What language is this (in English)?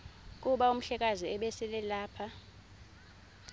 Xhosa